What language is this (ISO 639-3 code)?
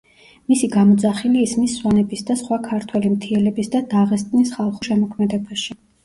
kat